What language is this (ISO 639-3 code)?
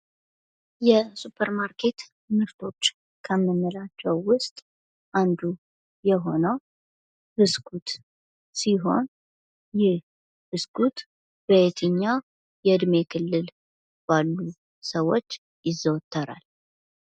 amh